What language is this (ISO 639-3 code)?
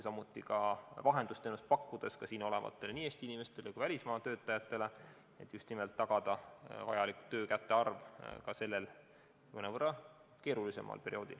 est